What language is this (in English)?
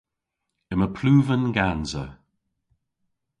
Cornish